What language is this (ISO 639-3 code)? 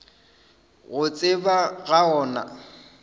nso